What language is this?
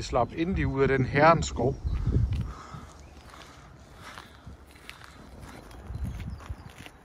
Danish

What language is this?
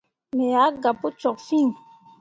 Mundang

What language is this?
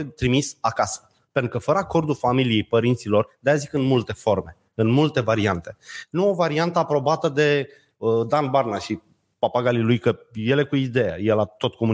Romanian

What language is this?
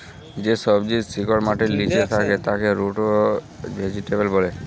Bangla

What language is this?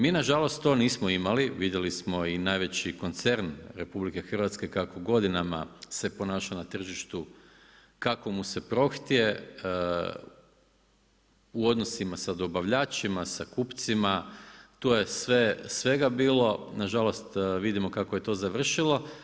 Croatian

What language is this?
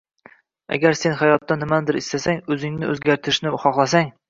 Uzbek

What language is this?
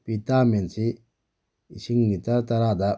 Manipuri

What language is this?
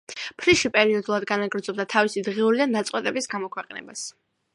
Georgian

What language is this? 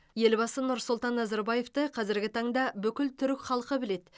Kazakh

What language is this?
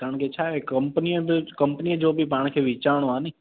Sindhi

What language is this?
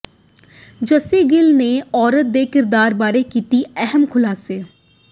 Punjabi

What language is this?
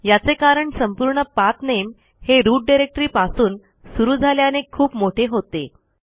Marathi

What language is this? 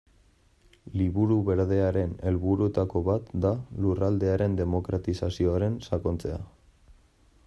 Basque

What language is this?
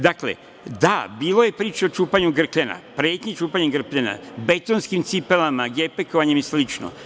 Serbian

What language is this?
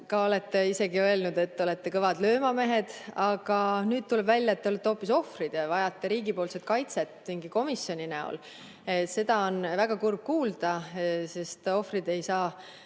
Estonian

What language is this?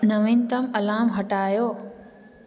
Sindhi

